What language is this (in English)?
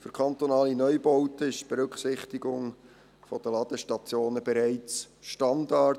Swiss German